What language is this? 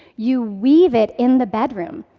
English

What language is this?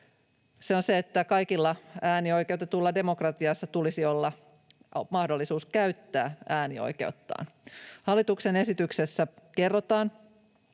Finnish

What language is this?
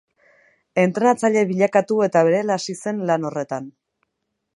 Basque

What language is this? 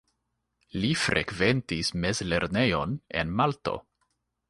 Esperanto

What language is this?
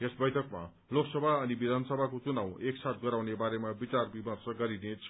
Nepali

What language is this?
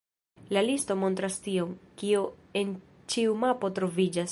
Esperanto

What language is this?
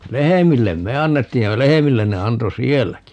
Finnish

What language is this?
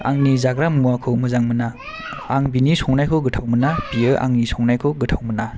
Bodo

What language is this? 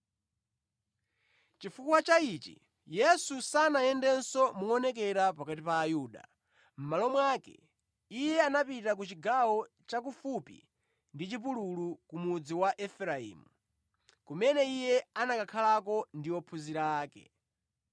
Nyanja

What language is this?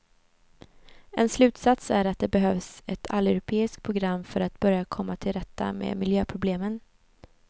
Swedish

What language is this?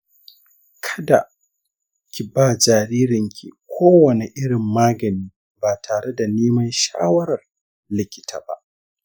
Hausa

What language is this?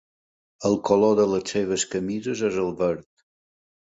Catalan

